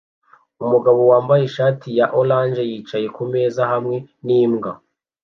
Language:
Kinyarwanda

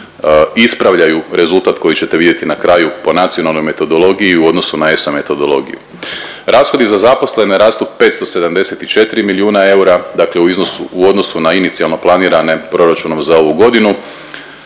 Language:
Croatian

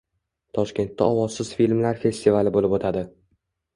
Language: Uzbek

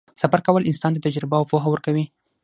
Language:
Pashto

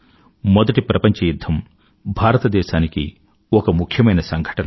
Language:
Telugu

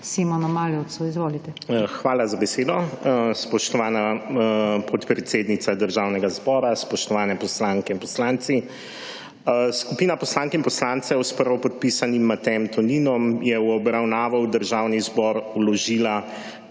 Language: Slovenian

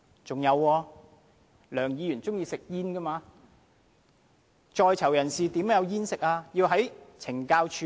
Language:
Cantonese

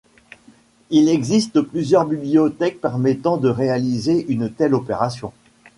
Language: French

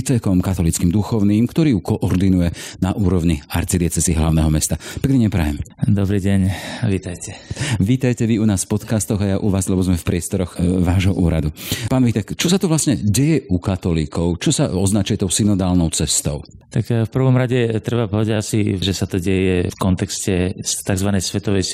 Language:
Slovak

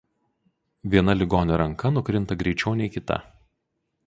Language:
Lithuanian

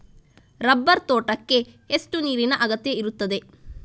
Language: Kannada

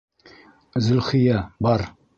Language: Bashkir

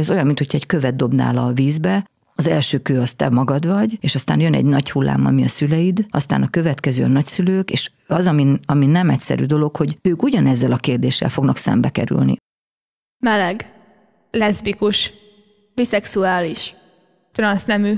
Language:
Hungarian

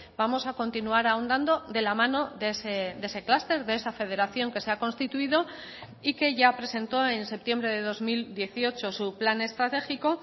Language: Spanish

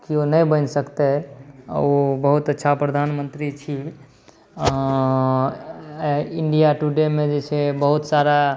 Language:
Maithili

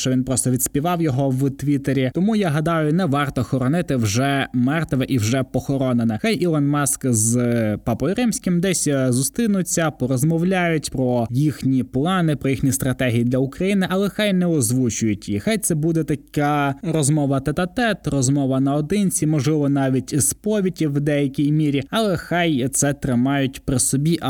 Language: Ukrainian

